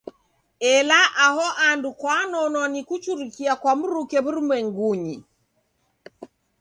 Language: Taita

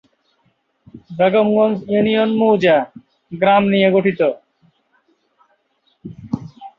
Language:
Bangla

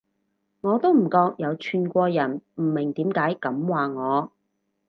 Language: Cantonese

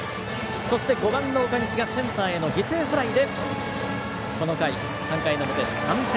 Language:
Japanese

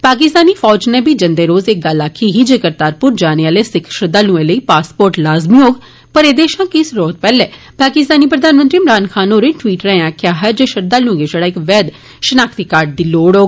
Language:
Dogri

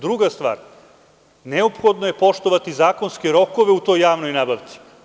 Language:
Serbian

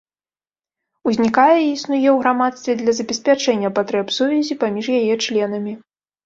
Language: Belarusian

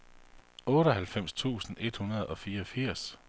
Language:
Danish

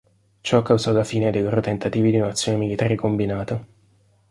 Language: Italian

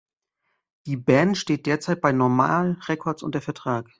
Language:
German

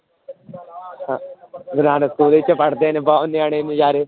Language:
Punjabi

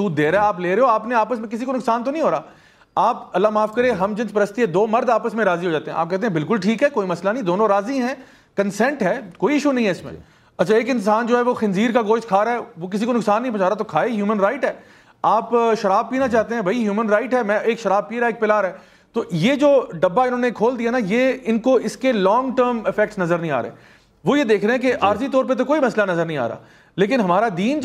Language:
Urdu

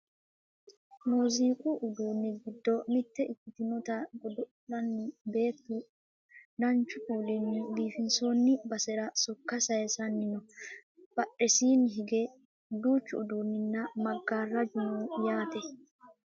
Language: Sidamo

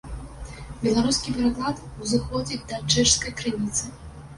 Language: Belarusian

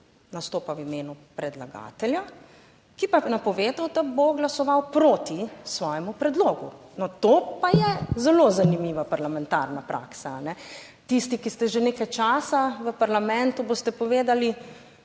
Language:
Slovenian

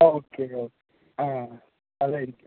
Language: Malayalam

